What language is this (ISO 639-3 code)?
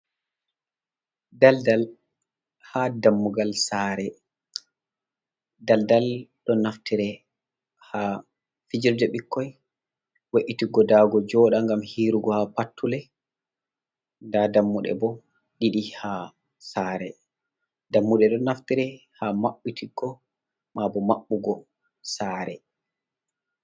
ful